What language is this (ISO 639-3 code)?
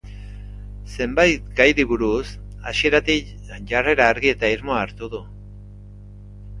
eus